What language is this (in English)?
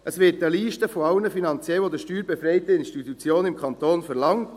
Swiss German